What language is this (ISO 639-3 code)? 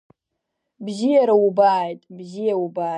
abk